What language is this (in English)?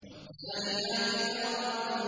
Arabic